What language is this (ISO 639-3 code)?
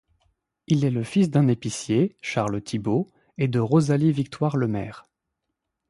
fra